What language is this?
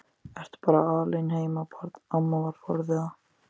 Icelandic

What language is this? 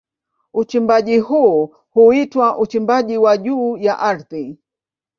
Swahili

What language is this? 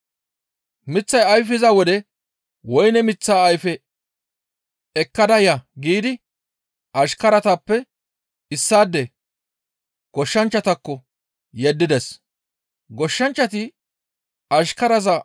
Gamo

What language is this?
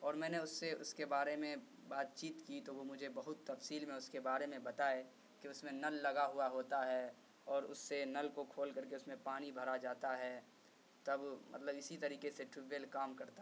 Urdu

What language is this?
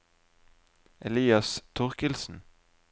Norwegian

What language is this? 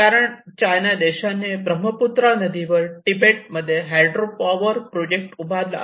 Marathi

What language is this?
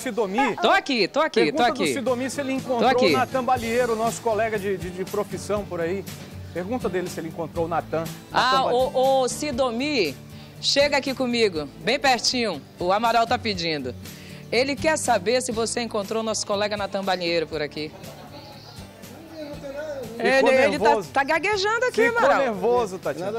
Portuguese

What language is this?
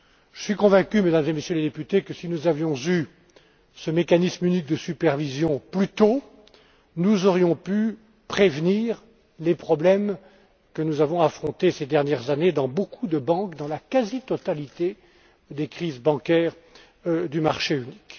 French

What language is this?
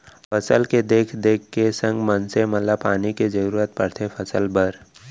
Chhattisgarhi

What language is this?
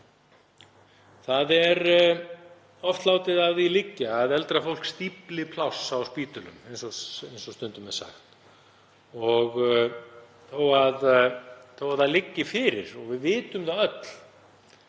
Icelandic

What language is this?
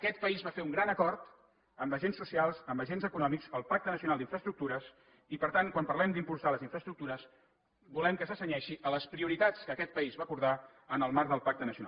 Catalan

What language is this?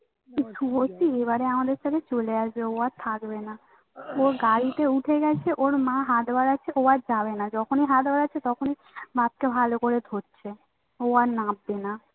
Bangla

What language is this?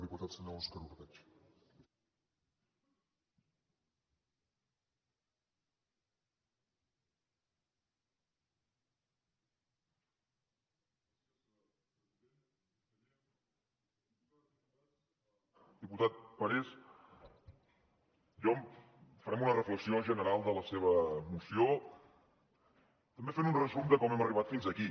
Catalan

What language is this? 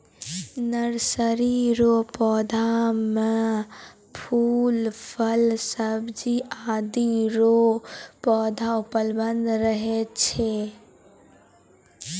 Maithili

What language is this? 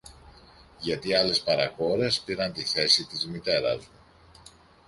Greek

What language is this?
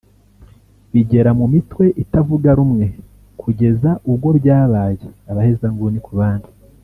Kinyarwanda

